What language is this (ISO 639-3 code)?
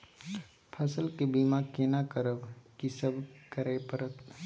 mai